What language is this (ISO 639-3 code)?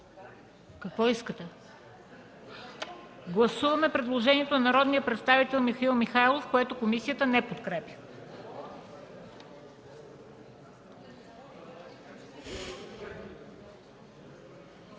bul